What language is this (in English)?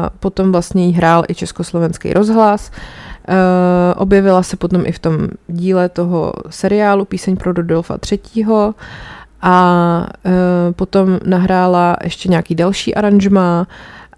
Czech